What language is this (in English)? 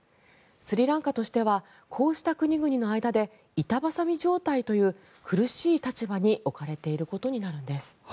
Japanese